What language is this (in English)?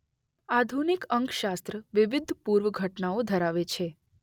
Gujarati